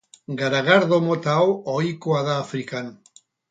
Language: Basque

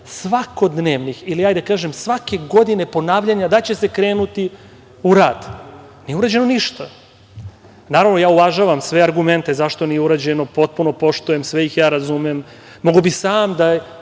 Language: Serbian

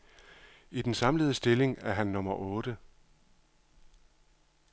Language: Danish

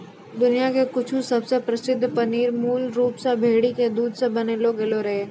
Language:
Maithili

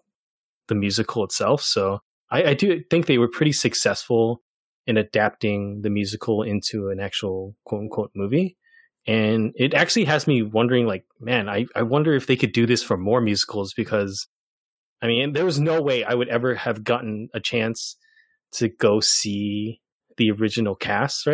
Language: English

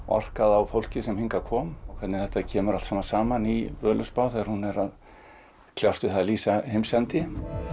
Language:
Icelandic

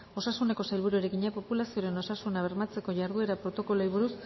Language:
Basque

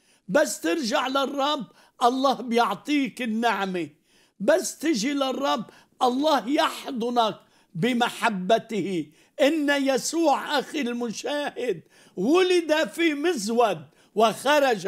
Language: Arabic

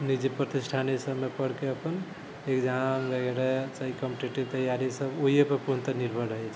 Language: Maithili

